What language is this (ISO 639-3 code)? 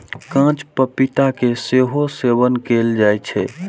mai